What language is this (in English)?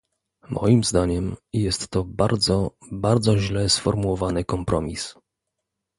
Polish